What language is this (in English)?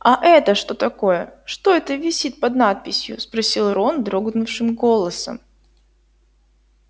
Russian